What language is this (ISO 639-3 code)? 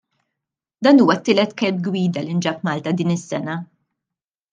mlt